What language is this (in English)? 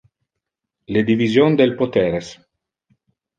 Interlingua